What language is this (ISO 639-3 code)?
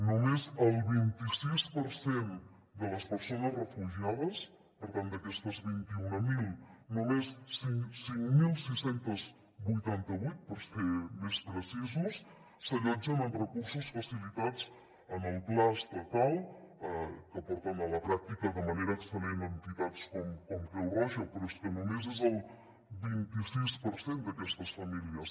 cat